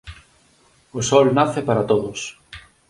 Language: Galician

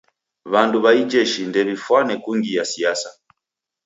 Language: Taita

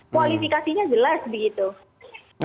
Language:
Indonesian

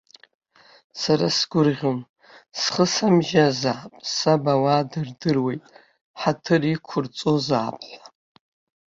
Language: Abkhazian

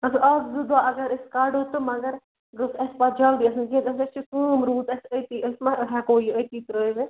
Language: Kashmiri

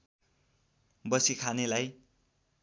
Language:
Nepali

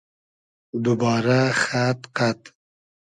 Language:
Hazaragi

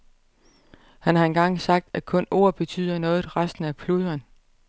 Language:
Danish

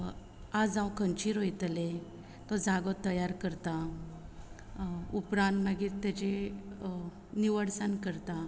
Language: Konkani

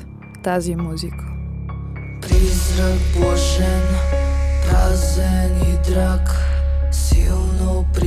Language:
Bulgarian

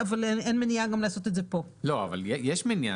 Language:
Hebrew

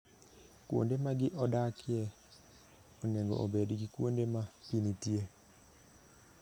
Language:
Luo (Kenya and Tanzania)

